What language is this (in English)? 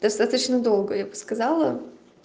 Russian